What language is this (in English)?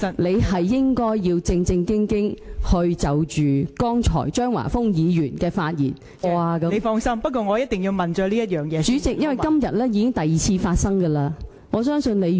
Cantonese